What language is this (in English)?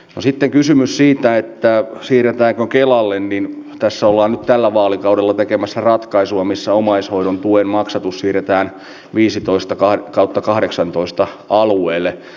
Finnish